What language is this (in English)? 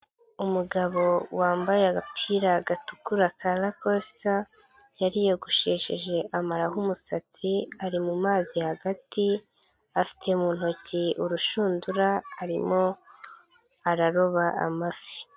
Kinyarwanda